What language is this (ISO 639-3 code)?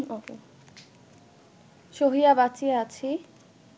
ben